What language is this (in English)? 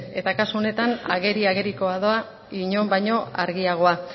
Basque